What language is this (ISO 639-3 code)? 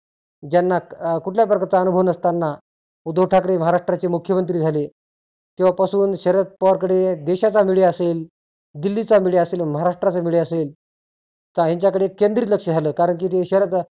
mar